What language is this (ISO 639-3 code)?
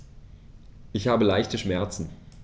deu